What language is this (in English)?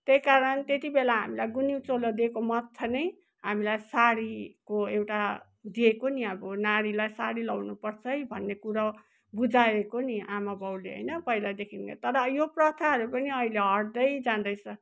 Nepali